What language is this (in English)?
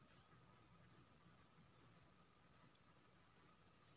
Maithili